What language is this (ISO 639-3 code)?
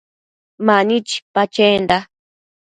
mcf